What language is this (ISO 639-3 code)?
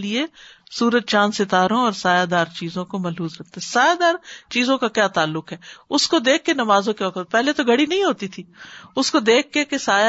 urd